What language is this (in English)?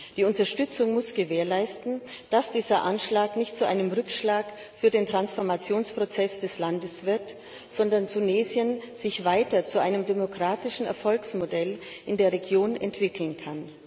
German